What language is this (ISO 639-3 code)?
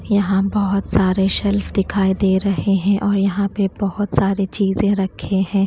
hin